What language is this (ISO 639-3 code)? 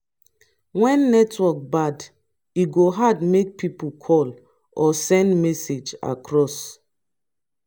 pcm